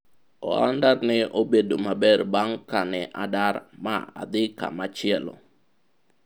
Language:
Luo (Kenya and Tanzania)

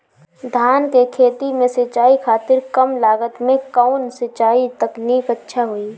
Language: Bhojpuri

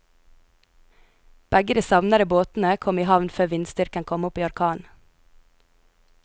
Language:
Norwegian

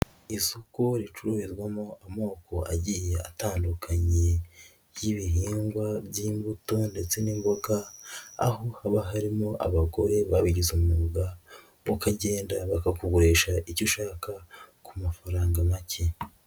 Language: Kinyarwanda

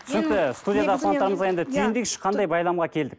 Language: Kazakh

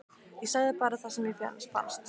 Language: Icelandic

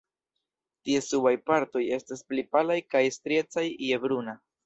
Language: Esperanto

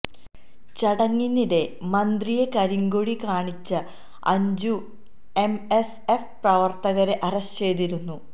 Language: Malayalam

